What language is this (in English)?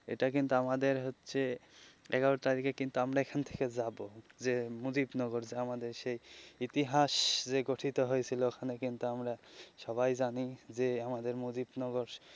Bangla